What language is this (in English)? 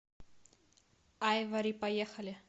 Russian